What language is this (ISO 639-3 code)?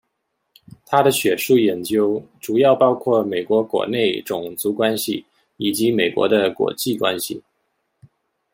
zho